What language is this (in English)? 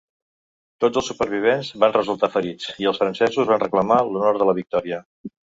Catalan